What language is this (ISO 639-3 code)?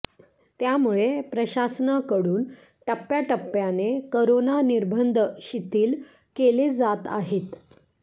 mar